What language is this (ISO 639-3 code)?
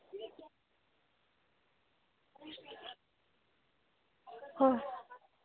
sat